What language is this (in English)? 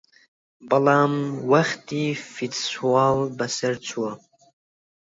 Central Kurdish